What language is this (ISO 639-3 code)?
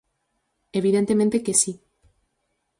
glg